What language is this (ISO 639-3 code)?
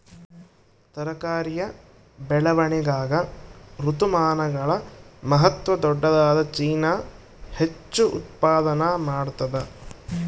kan